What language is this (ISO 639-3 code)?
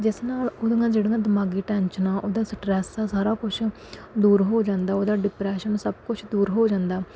pan